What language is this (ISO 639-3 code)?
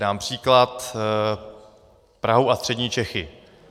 ces